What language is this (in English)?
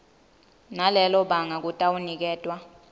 Swati